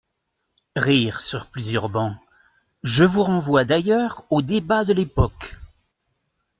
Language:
French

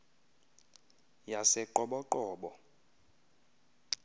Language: Xhosa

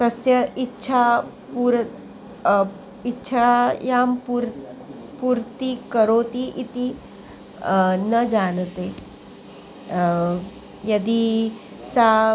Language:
Sanskrit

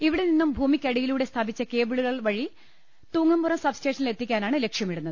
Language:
Malayalam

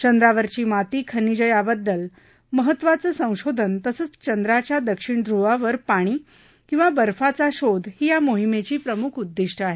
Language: Marathi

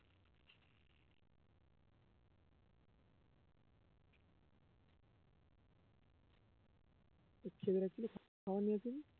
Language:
Bangla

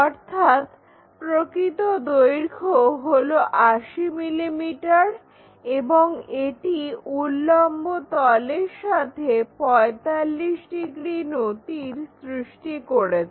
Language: Bangla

